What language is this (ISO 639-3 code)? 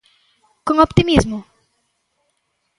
glg